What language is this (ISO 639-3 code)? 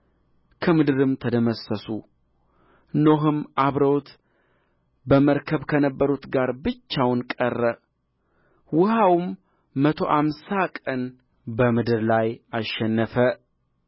amh